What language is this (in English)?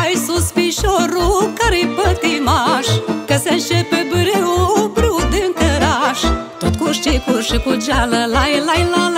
Romanian